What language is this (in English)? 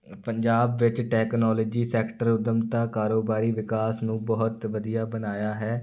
Punjabi